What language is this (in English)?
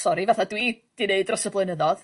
Welsh